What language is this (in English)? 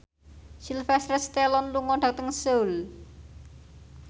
Javanese